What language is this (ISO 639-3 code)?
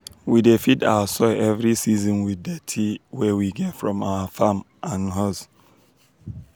pcm